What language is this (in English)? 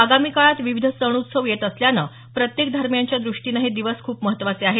Marathi